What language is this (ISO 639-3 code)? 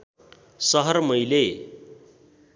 nep